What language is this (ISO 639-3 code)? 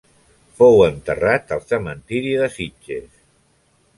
cat